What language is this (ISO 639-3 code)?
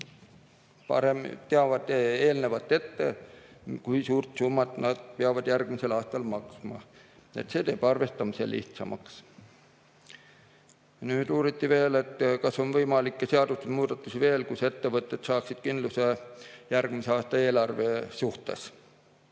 est